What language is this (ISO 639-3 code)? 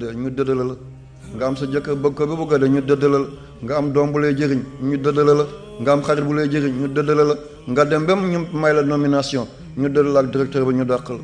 fra